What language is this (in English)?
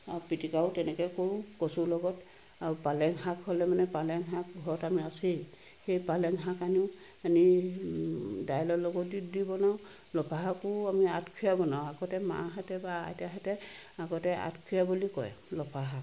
Assamese